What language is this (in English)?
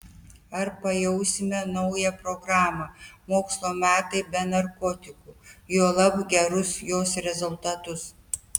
Lithuanian